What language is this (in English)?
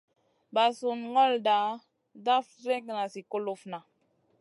Masana